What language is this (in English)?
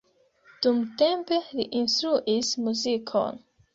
Esperanto